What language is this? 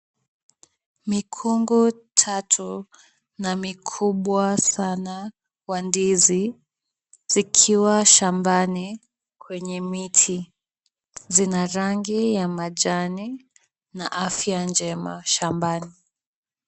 Swahili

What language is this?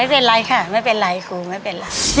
Thai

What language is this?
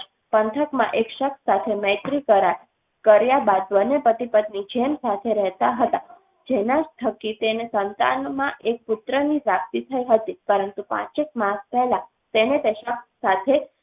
Gujarati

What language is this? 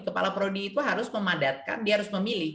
Indonesian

